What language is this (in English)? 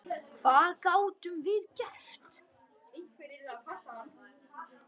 Icelandic